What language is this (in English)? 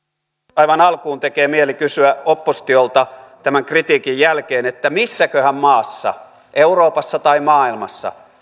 Finnish